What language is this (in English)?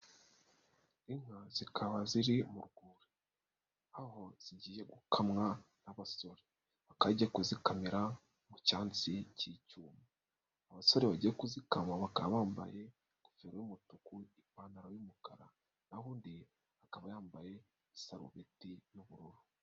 Kinyarwanda